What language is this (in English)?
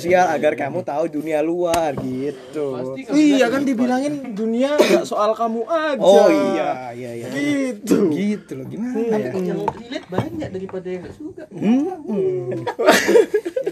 Indonesian